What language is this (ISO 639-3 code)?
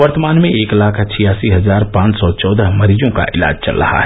hin